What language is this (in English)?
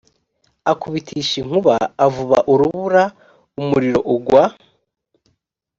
Kinyarwanda